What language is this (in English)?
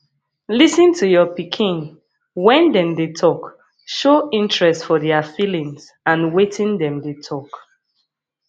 Nigerian Pidgin